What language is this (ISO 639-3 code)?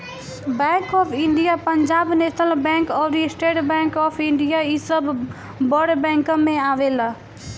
bho